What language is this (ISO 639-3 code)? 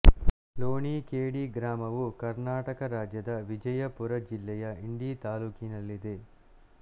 kan